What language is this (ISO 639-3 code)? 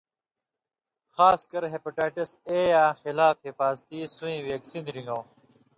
mvy